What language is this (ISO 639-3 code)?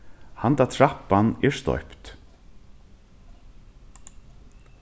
fao